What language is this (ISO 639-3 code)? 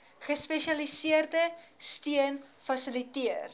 afr